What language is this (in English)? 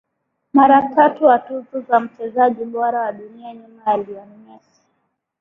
Swahili